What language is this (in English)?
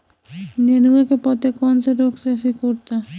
Bhojpuri